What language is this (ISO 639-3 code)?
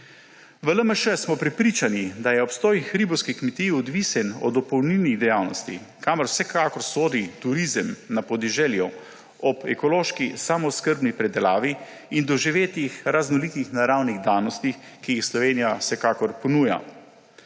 slv